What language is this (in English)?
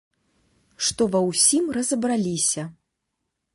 Belarusian